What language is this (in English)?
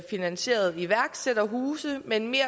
Danish